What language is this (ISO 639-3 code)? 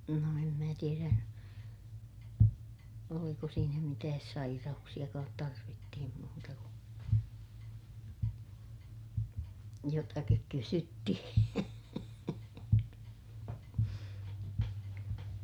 fin